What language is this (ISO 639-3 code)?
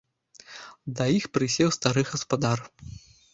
bel